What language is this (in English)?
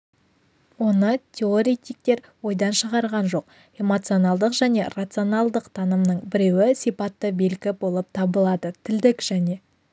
Kazakh